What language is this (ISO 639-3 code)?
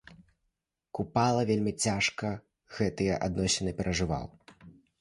bel